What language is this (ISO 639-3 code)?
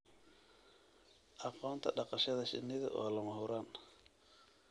som